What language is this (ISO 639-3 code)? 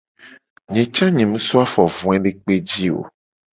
gej